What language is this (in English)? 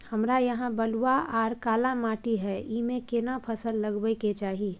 Maithili